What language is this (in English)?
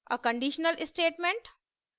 Hindi